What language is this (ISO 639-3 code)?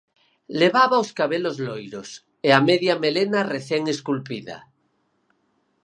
glg